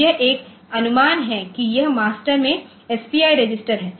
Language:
Hindi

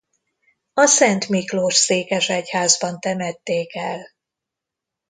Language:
Hungarian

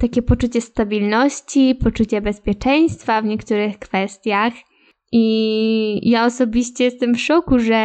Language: Polish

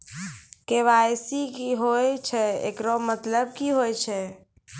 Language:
Maithili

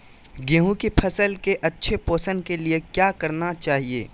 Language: Magahi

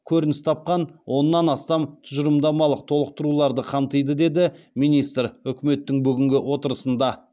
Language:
Kazakh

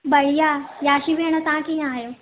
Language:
Sindhi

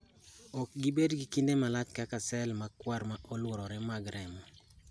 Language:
Luo (Kenya and Tanzania)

